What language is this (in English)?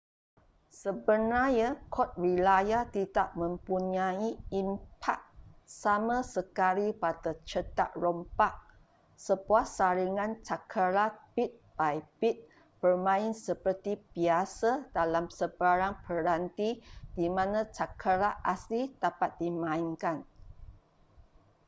Malay